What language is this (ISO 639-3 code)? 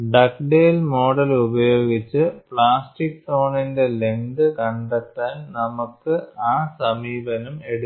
mal